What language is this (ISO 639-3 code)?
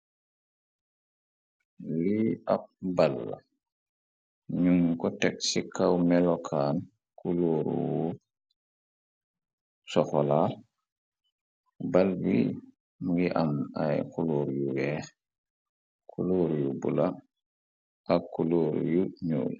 wol